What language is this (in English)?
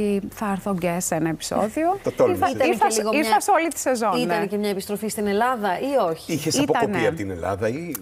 Greek